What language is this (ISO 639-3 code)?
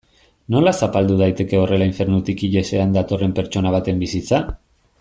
eus